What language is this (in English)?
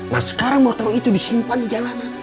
Indonesian